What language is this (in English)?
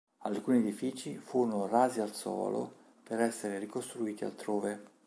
Italian